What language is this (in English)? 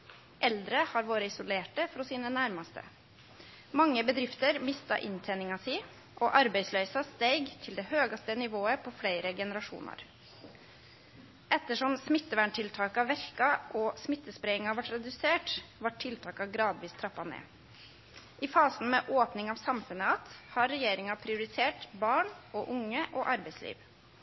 Norwegian Nynorsk